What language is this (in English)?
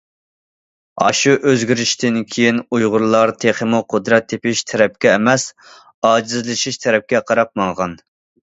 Uyghur